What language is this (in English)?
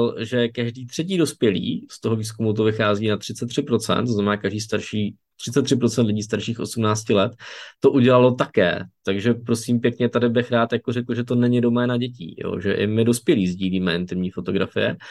Czech